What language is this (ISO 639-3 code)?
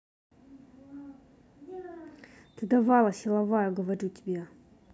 rus